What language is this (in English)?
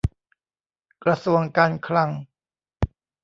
Thai